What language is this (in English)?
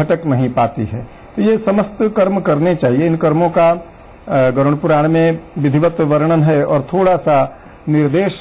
Hindi